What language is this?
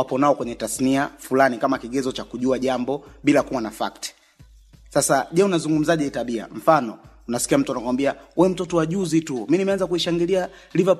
Swahili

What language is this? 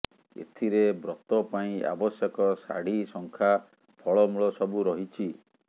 Odia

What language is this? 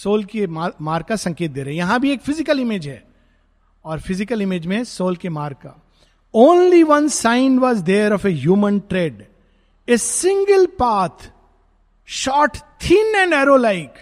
Hindi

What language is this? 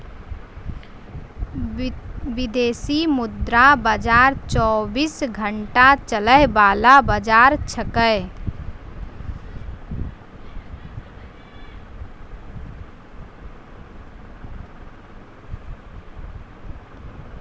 Maithili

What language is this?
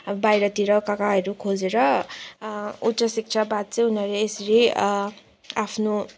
Nepali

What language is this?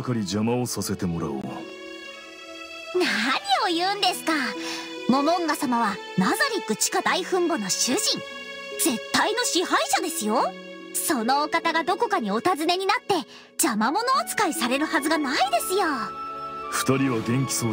Japanese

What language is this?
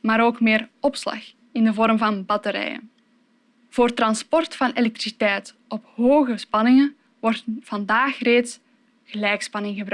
Dutch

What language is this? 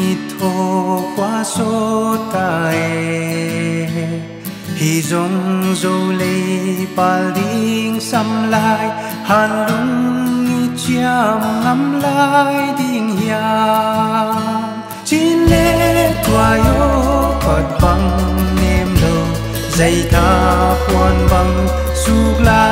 Thai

